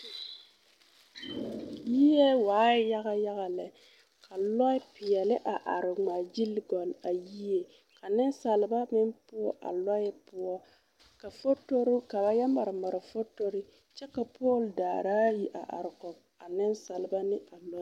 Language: Southern Dagaare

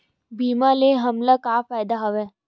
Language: Chhattisgarhi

